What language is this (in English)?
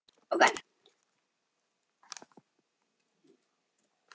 Icelandic